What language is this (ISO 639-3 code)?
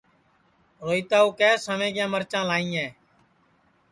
ssi